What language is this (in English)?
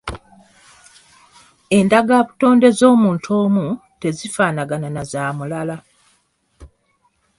Ganda